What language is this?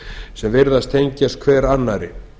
Icelandic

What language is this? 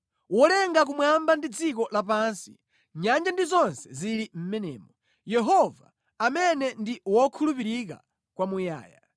Nyanja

